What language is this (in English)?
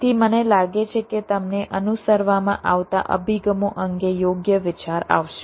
Gujarati